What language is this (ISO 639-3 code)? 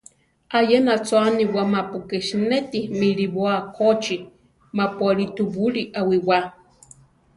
tar